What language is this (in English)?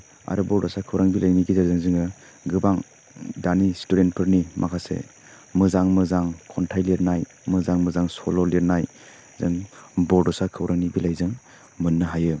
Bodo